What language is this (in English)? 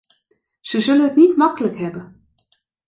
Dutch